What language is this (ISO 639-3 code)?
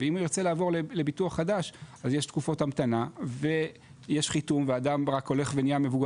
heb